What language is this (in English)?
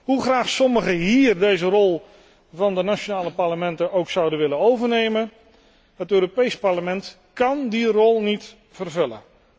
Dutch